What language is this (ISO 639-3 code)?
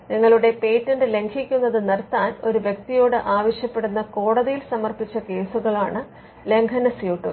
mal